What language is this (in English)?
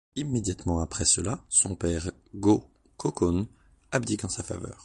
French